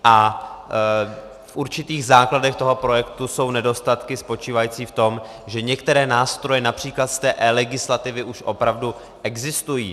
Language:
Czech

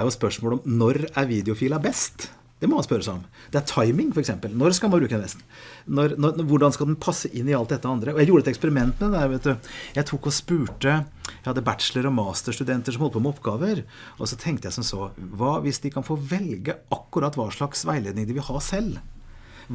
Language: Norwegian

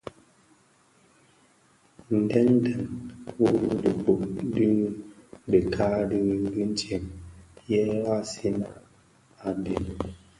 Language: Bafia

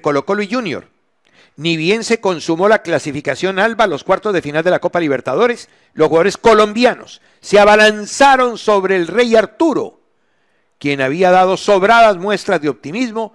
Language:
Spanish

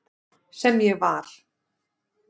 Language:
Icelandic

